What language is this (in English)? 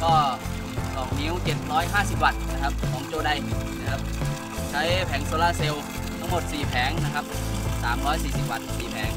Thai